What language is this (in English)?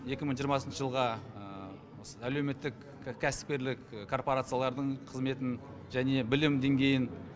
Kazakh